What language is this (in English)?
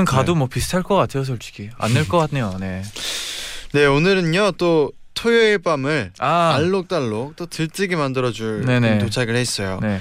Korean